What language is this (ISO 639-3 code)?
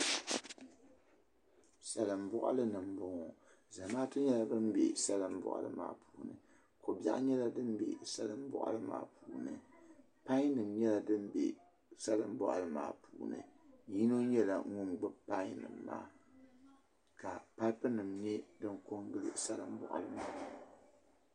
dag